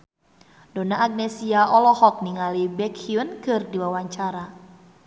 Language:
Sundanese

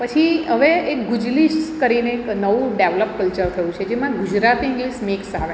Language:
Gujarati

